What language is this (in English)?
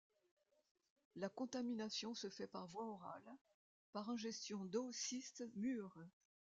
French